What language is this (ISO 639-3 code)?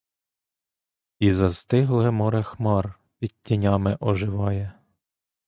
ukr